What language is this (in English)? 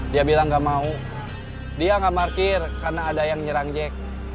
Indonesian